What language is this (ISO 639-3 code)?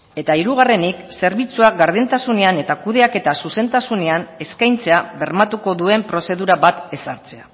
eus